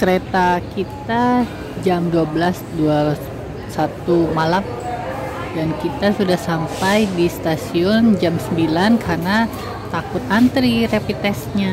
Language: Indonesian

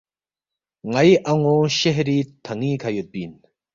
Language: Balti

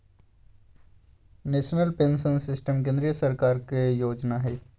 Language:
Magahi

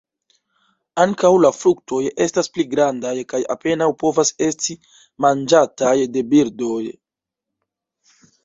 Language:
Esperanto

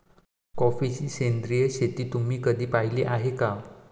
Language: Marathi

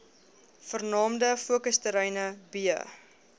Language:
Afrikaans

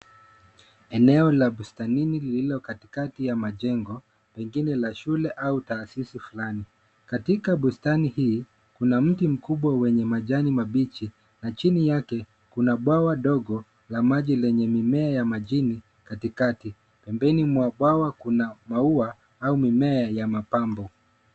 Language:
Swahili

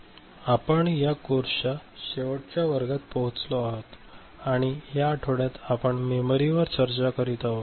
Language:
Marathi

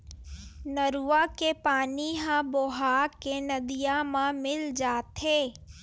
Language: Chhattisgarhi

